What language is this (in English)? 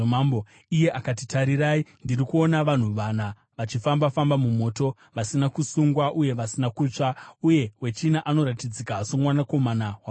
Shona